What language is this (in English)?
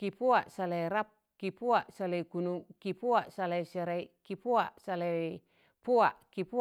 Tangale